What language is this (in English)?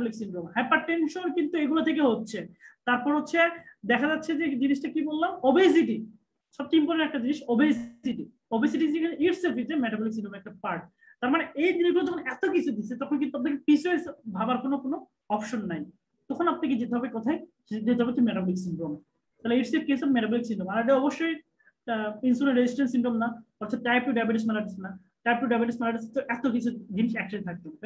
Turkish